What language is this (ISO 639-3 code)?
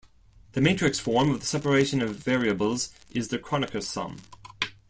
eng